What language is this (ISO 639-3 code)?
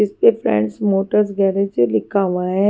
hin